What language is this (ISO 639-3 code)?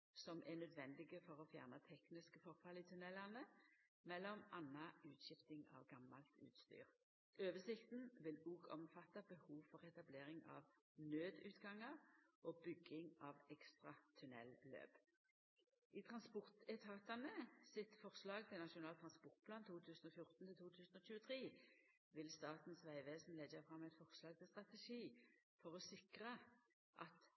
nno